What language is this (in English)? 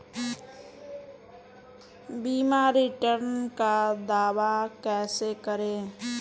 Hindi